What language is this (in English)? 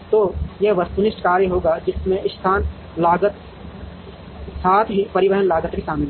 Hindi